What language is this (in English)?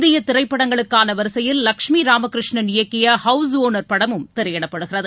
Tamil